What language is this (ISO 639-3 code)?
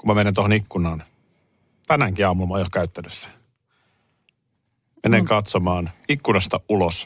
fin